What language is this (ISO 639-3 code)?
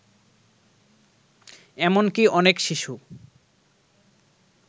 ben